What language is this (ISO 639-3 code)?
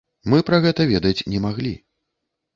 bel